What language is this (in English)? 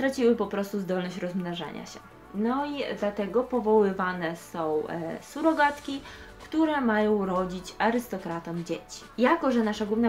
Polish